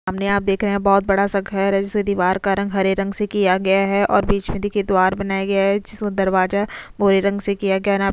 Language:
Hindi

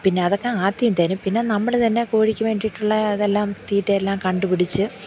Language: Malayalam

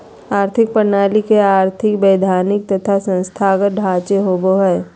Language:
Magahi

